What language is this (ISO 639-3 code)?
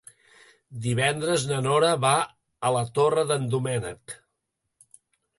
cat